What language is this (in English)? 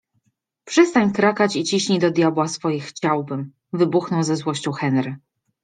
Polish